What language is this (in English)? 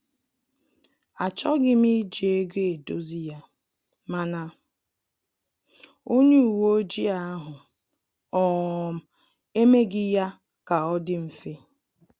Igbo